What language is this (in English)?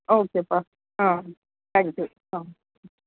Tamil